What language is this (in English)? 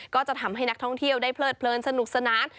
Thai